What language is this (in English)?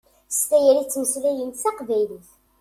Kabyle